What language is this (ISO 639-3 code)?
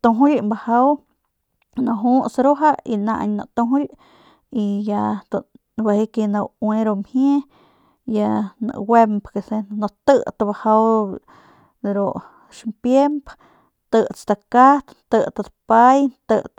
pmq